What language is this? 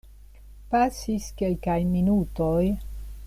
Esperanto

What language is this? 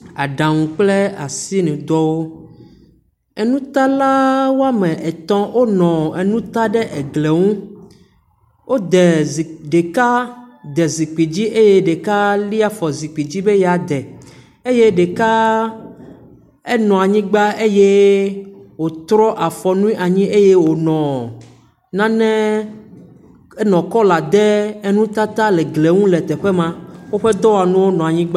Ewe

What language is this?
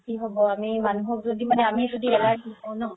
Assamese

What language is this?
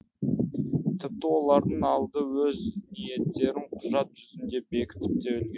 Kazakh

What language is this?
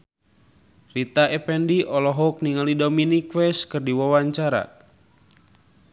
Sundanese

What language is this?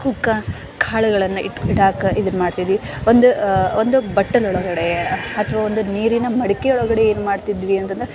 Kannada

